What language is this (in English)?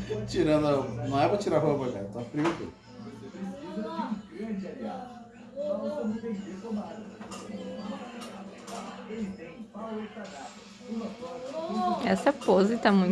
Portuguese